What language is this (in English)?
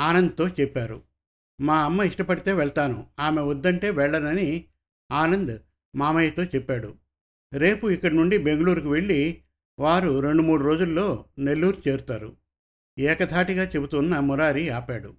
Telugu